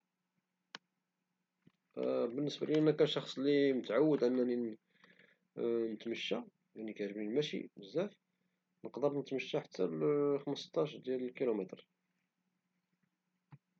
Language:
Moroccan Arabic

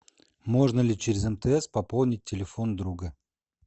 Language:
Russian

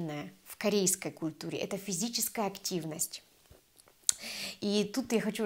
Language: Russian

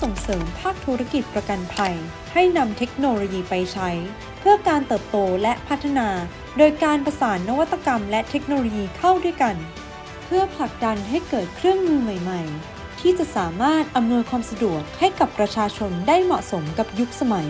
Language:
Thai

